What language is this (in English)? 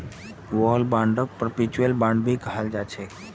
Magahi